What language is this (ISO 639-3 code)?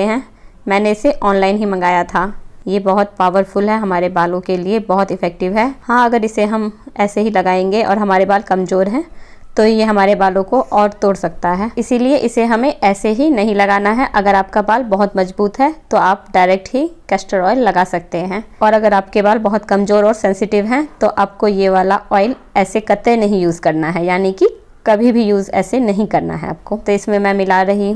hin